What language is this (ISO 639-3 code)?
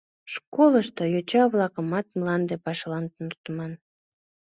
chm